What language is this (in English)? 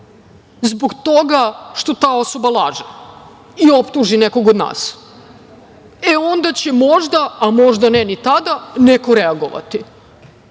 Serbian